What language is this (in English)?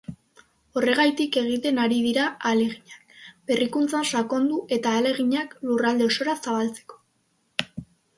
Basque